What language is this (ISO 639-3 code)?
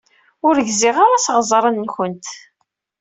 kab